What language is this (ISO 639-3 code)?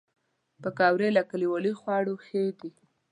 pus